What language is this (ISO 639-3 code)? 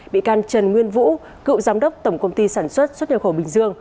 vie